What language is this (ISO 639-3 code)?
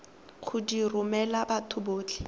tsn